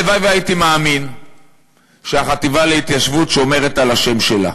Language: Hebrew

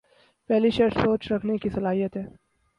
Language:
Urdu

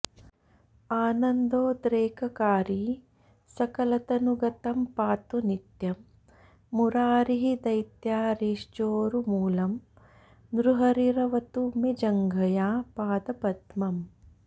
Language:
Sanskrit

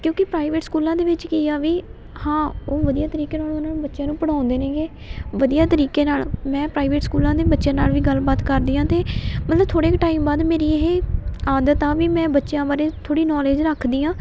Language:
Punjabi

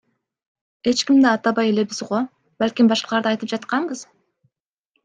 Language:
Kyrgyz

